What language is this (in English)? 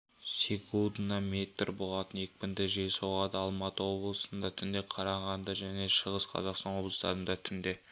Kazakh